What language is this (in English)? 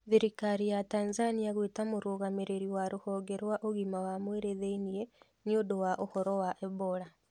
Kikuyu